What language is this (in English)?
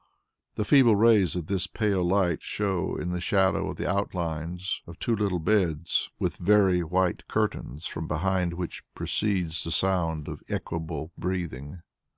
English